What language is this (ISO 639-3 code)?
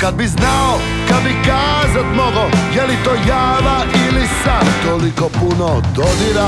hrv